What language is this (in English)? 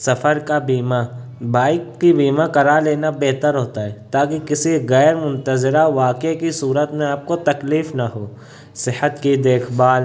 Urdu